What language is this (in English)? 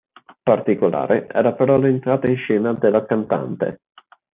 Italian